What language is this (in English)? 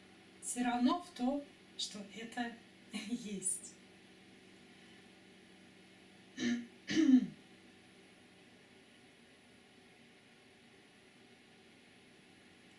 Russian